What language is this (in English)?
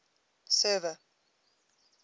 English